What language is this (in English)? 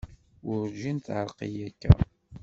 Kabyle